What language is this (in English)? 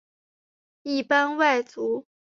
Chinese